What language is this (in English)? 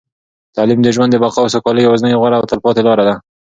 Pashto